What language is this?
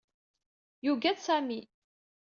Kabyle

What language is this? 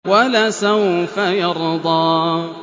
Arabic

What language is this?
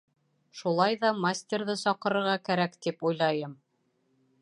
Bashkir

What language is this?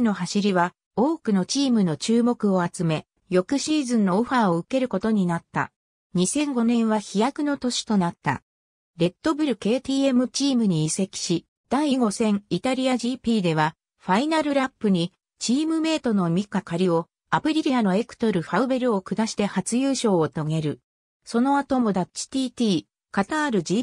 Japanese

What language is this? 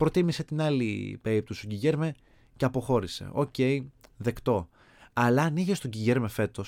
Greek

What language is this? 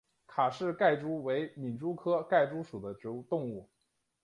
Chinese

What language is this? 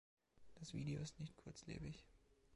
German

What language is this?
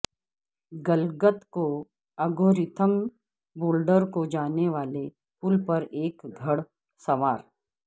Urdu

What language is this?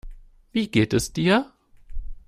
German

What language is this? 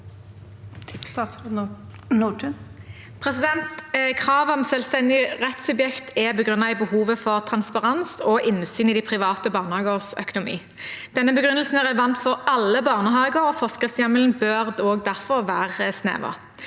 Norwegian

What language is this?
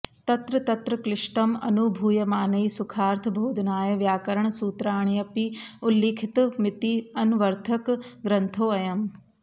Sanskrit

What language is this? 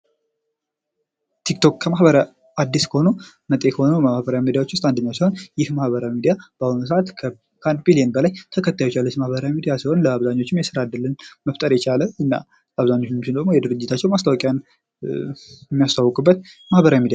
Amharic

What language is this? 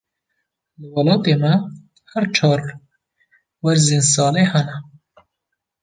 Kurdish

